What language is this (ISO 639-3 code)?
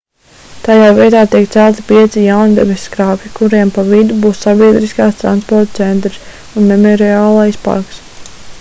lav